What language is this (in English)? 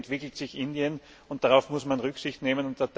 German